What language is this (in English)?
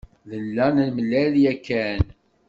Kabyle